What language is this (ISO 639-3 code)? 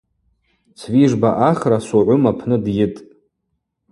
abq